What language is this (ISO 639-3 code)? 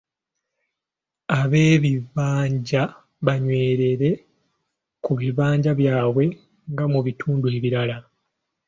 lug